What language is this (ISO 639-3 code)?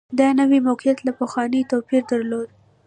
pus